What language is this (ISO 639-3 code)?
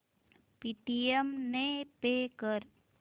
mar